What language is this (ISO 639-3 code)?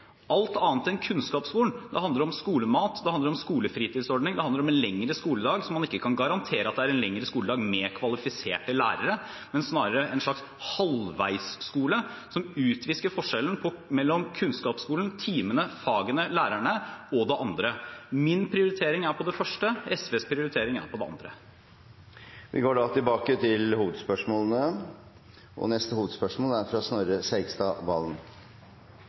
nor